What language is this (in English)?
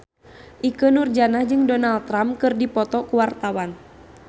Sundanese